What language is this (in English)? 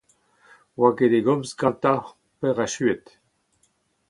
Breton